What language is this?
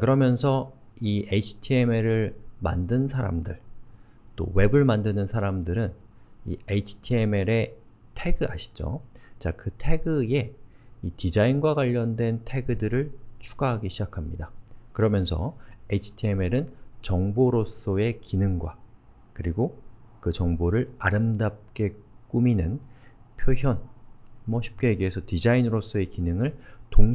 Korean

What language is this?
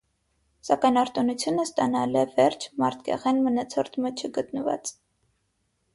Armenian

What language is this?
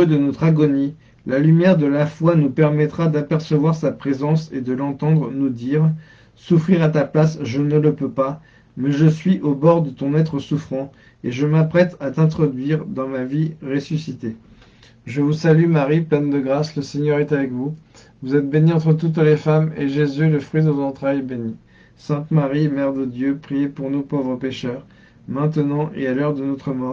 French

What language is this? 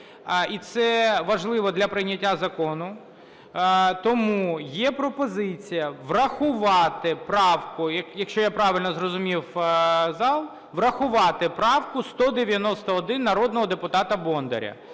Ukrainian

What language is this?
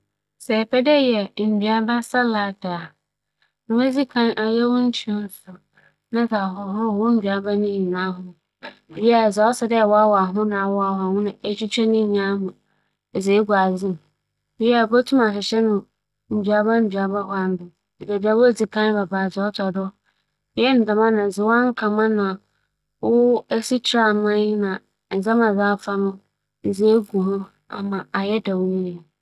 Akan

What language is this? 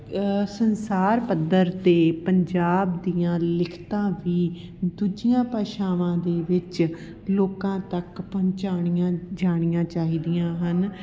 Punjabi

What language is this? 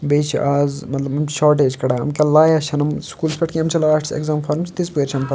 Kashmiri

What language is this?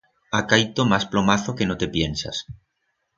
Aragonese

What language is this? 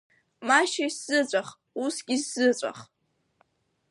Abkhazian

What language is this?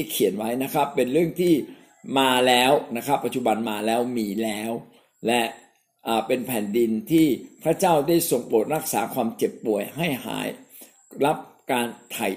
Thai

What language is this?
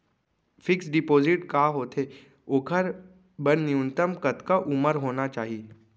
Chhattisgarhi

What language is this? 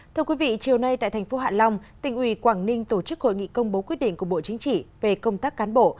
Vietnamese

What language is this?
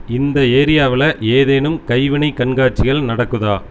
Tamil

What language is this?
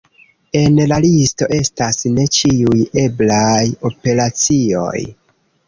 Esperanto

